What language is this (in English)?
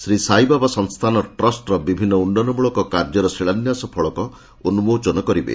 Odia